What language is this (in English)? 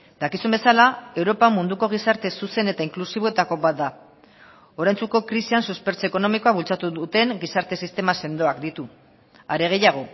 Basque